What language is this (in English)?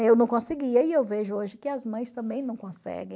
Portuguese